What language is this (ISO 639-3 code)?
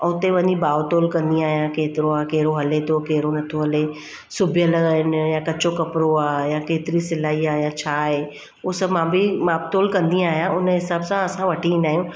snd